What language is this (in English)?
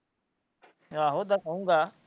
Punjabi